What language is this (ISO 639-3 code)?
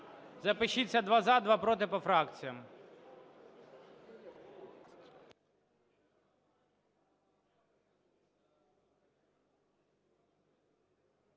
ukr